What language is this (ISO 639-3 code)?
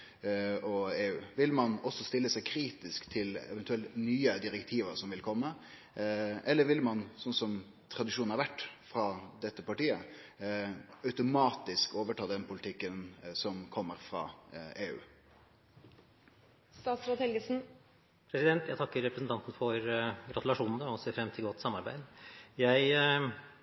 nor